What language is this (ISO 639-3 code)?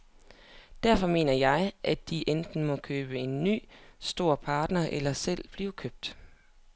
dan